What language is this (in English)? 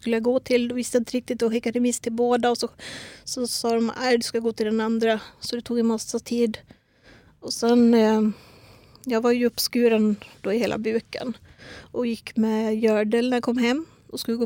Swedish